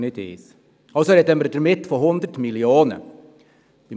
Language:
Swiss German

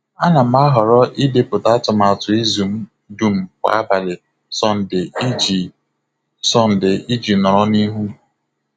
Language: Igbo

